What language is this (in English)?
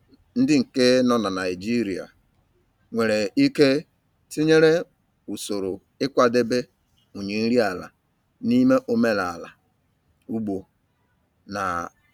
Igbo